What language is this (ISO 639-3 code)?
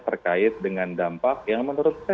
ind